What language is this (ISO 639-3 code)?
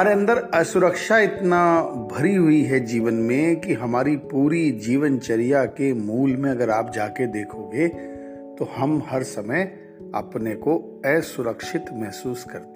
hin